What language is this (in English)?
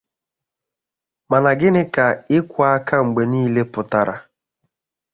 Igbo